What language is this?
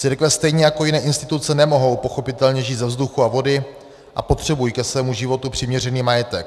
Czech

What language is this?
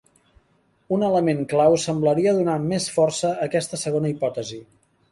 Catalan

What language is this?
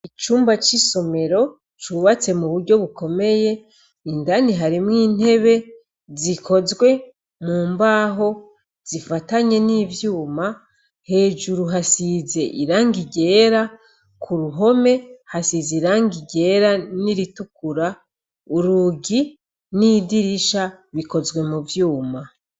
Rundi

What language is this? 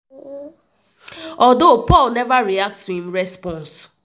Nigerian Pidgin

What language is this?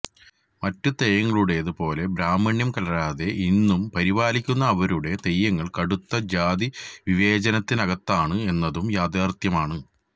Malayalam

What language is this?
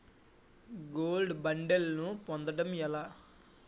Telugu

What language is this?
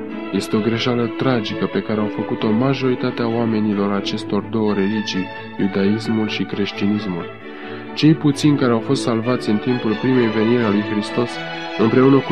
Romanian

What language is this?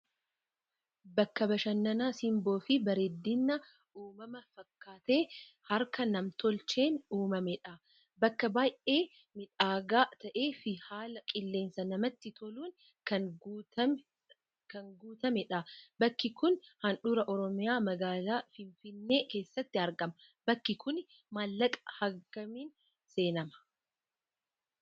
Oromo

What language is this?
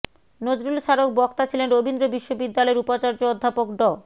Bangla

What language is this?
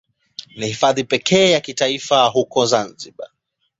Swahili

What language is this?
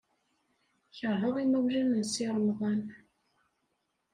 Kabyle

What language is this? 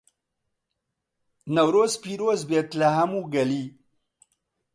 Central Kurdish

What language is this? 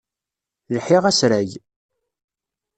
Kabyle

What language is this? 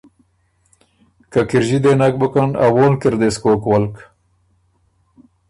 Ormuri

